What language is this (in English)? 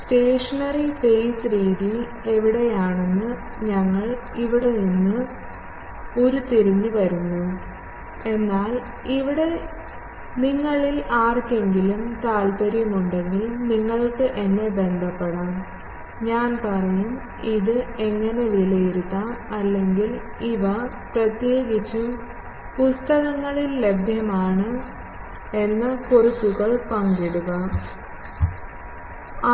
Malayalam